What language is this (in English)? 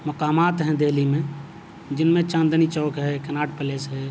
Urdu